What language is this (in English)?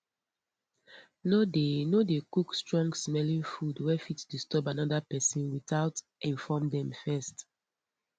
Nigerian Pidgin